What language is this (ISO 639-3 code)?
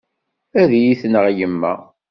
kab